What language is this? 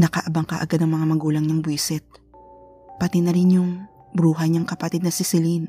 Filipino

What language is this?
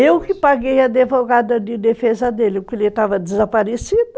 Portuguese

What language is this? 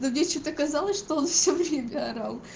Russian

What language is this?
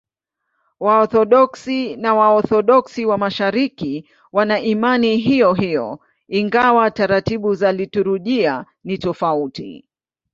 Swahili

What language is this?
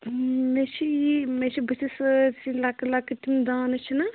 Kashmiri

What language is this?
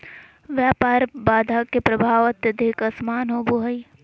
Magahi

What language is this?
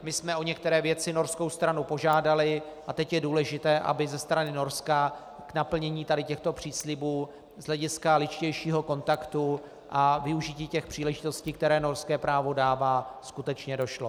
Czech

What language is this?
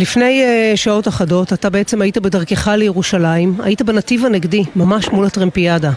Hebrew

